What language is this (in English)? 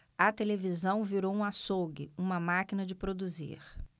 Portuguese